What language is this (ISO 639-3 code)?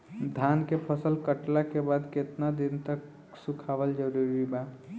bho